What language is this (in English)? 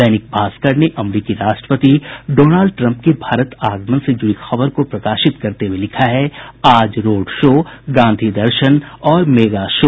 Hindi